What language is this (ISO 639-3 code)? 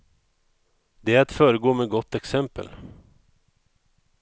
swe